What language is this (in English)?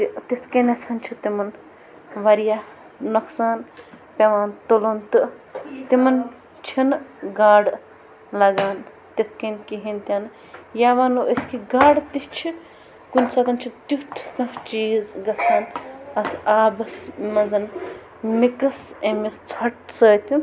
Kashmiri